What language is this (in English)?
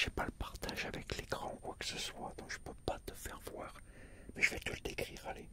French